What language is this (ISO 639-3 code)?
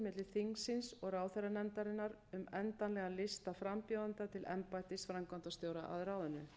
isl